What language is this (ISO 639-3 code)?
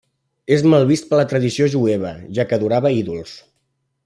cat